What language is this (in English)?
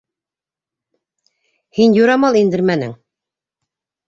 Bashkir